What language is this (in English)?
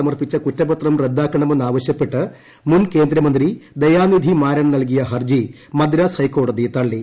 Malayalam